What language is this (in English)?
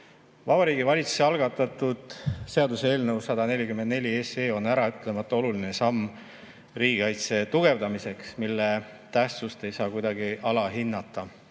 Estonian